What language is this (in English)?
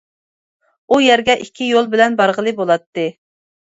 Uyghur